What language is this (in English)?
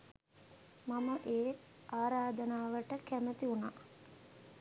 Sinhala